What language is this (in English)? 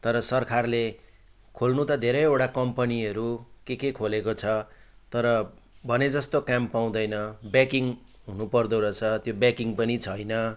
Nepali